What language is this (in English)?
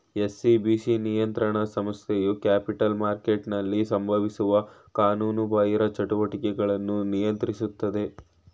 Kannada